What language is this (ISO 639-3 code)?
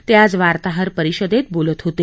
mar